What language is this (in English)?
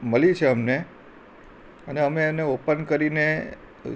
Gujarati